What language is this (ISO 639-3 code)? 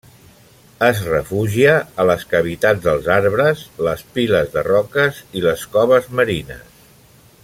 cat